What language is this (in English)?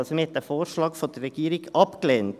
Swiss German